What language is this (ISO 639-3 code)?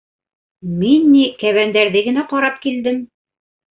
bak